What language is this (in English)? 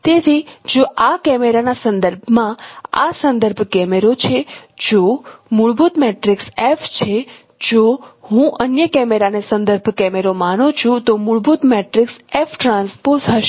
Gujarati